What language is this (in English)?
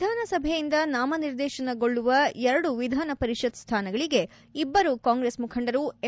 Kannada